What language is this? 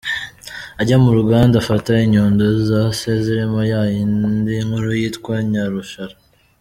Kinyarwanda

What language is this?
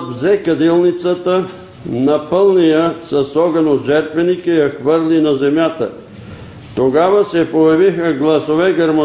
Bulgarian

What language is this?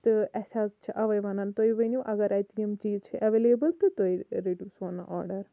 Kashmiri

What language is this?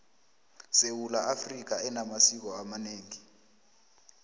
South Ndebele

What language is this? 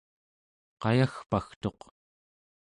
Central Yupik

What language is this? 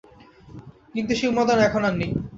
Bangla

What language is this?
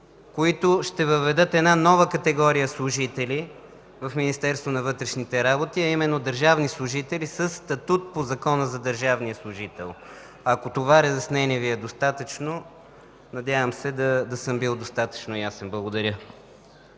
Bulgarian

